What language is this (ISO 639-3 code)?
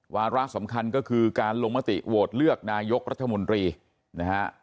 tha